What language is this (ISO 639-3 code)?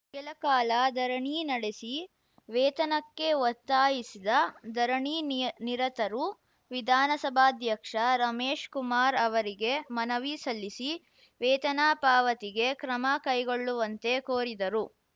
kan